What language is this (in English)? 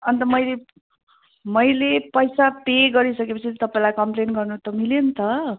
Nepali